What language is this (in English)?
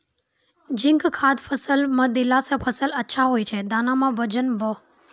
Maithili